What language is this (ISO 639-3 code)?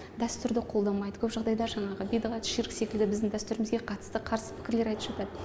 kaz